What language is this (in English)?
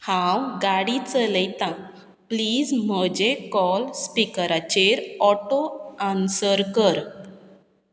Konkani